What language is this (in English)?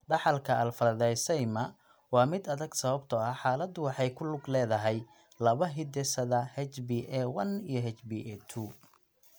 Somali